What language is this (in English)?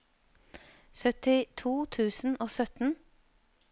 Norwegian